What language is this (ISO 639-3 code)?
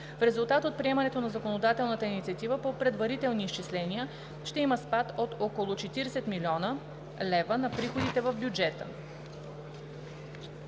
bul